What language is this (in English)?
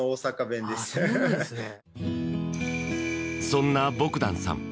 Japanese